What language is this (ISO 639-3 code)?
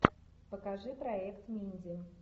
rus